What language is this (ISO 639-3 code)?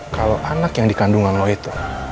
ind